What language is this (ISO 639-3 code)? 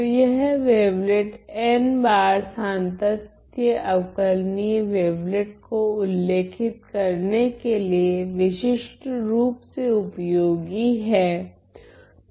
hin